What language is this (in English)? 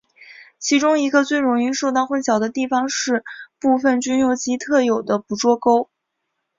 Chinese